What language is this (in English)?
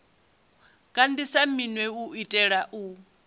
Venda